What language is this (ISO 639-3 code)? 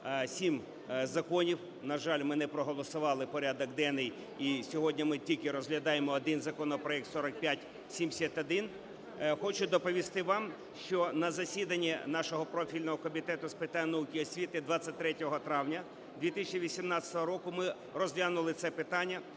ukr